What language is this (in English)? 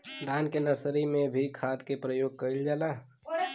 Bhojpuri